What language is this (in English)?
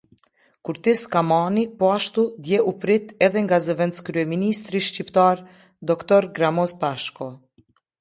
Albanian